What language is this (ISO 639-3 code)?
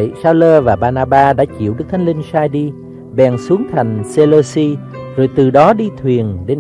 vie